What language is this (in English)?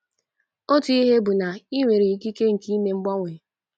Igbo